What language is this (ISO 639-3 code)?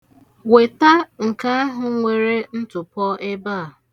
ibo